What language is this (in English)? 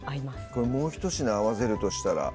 Japanese